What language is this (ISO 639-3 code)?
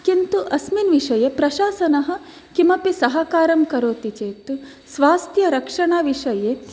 san